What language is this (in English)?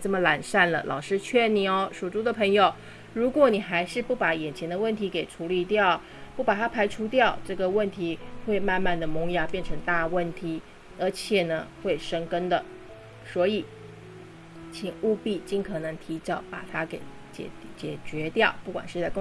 Chinese